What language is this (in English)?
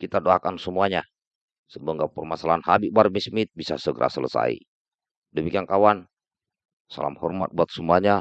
Indonesian